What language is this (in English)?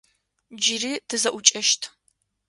Adyghe